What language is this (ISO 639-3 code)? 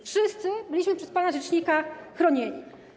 pol